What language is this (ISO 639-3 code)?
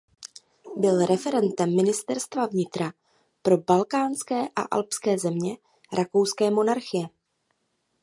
ces